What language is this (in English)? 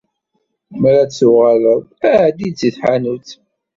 Kabyle